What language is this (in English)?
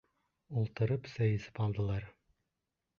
Bashkir